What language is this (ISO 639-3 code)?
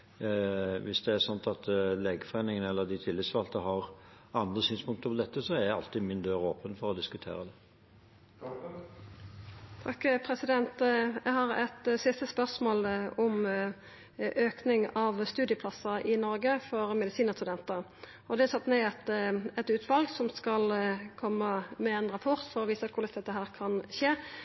nor